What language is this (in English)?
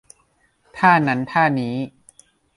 Thai